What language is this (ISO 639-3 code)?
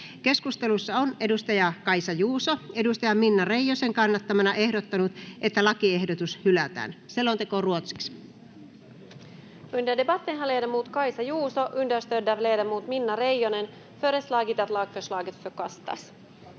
fin